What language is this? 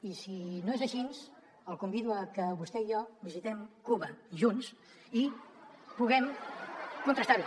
Catalan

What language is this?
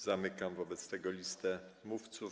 Polish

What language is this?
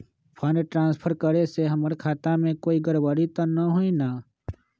Magahi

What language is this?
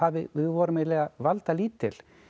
Icelandic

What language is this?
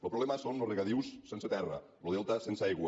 Catalan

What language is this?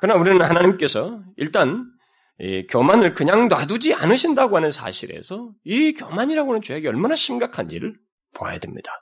Korean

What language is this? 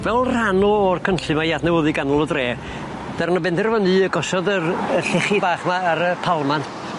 Welsh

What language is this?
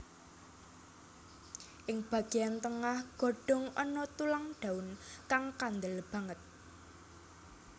Javanese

